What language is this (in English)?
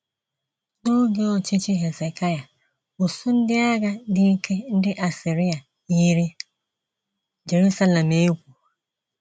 Igbo